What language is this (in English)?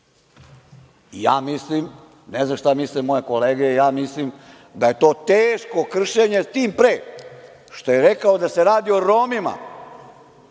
Serbian